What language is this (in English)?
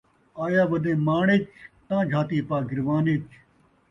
Saraiki